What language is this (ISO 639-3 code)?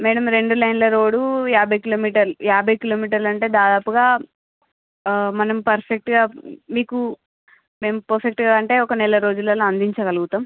tel